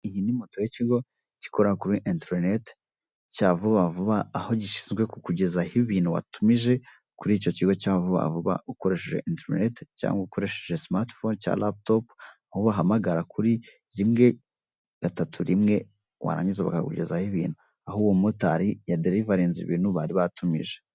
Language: Kinyarwanda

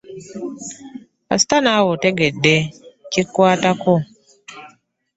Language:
Ganda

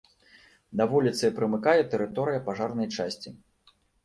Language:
Belarusian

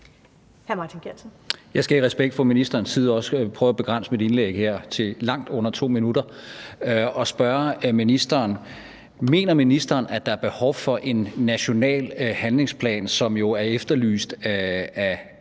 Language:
Danish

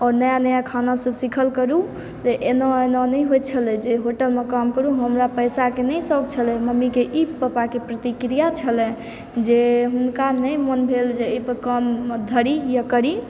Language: Maithili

